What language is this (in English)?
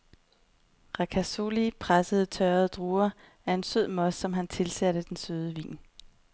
Danish